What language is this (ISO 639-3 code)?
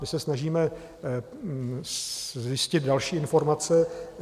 ces